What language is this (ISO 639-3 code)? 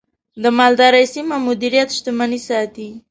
pus